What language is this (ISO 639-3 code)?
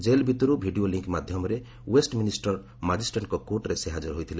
ori